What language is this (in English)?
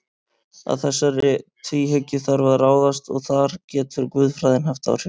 Icelandic